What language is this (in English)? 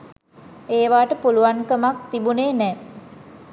Sinhala